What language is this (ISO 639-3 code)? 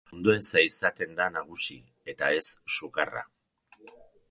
eus